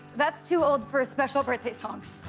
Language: English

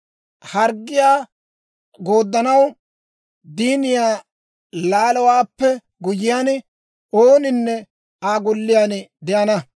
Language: Dawro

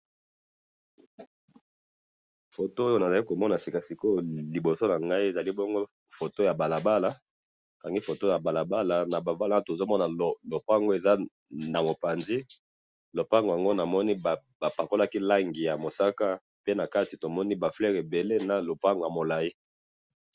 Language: Lingala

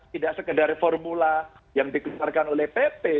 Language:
Indonesian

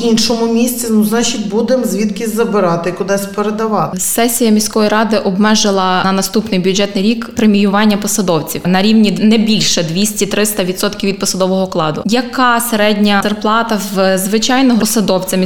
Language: Ukrainian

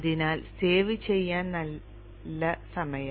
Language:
Malayalam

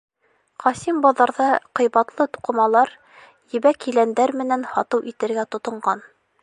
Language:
Bashkir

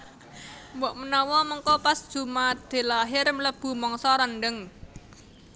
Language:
Javanese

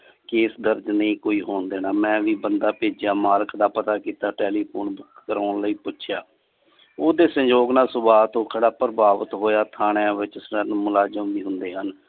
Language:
Punjabi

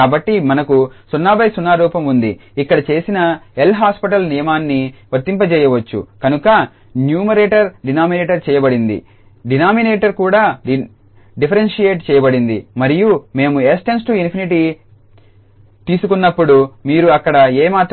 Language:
Telugu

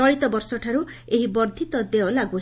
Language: Odia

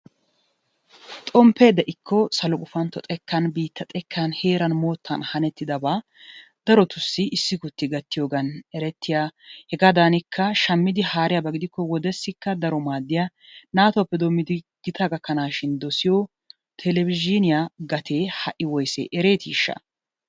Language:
Wolaytta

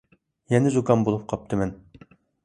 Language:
Uyghur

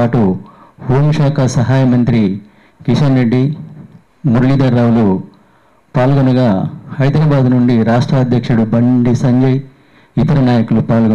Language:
Telugu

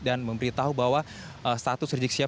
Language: Indonesian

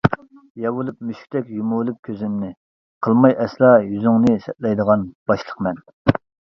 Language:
Uyghur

